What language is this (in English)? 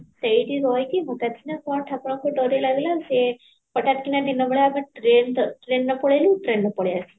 Odia